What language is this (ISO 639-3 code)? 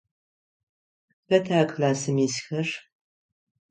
ady